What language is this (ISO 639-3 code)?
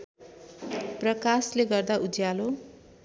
nep